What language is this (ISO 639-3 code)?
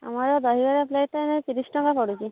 ori